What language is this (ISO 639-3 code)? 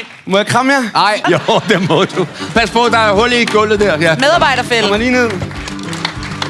dan